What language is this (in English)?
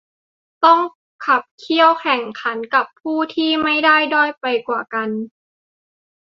Thai